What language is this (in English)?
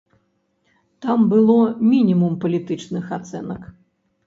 Belarusian